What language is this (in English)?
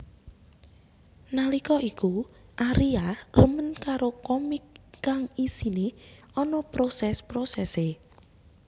Javanese